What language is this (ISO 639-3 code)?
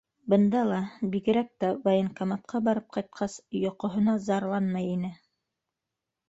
bak